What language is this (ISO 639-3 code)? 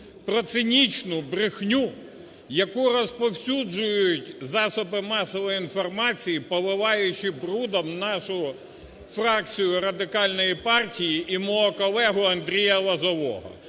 ukr